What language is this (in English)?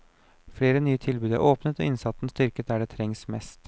Norwegian